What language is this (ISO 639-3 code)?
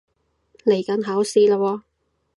yue